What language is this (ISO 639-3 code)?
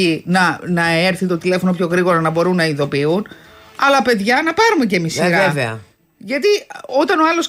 ell